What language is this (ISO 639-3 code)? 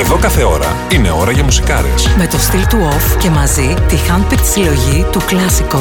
ell